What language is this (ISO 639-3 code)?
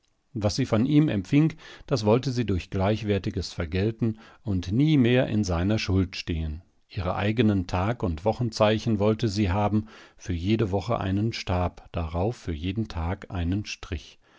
deu